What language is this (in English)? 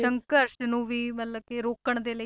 Punjabi